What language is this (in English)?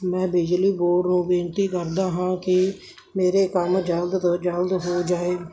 Punjabi